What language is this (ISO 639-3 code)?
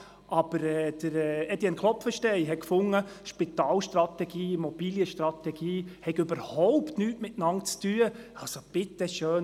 gsw